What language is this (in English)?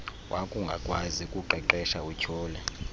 Xhosa